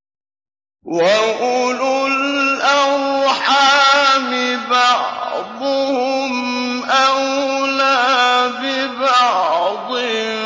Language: Arabic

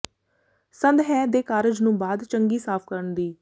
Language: Punjabi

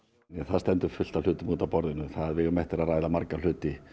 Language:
Icelandic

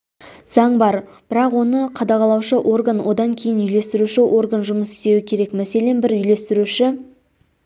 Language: Kazakh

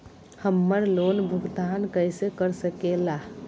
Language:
Magahi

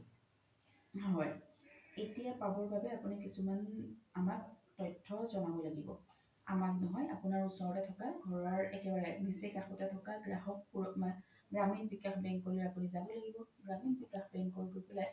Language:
Assamese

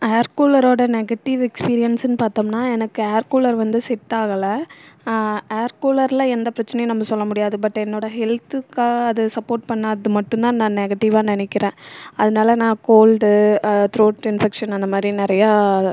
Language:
Tamil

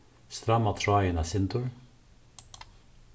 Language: Faroese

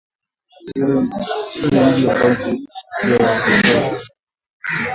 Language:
Swahili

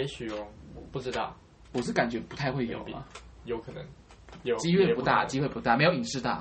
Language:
Chinese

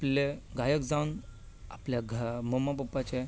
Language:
Konkani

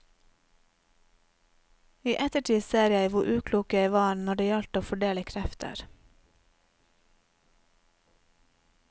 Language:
Norwegian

